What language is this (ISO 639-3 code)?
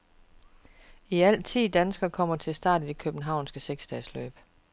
dan